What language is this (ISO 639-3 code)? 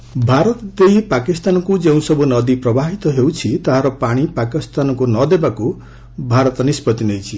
ori